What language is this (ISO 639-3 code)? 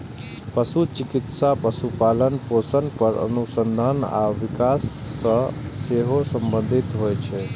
mai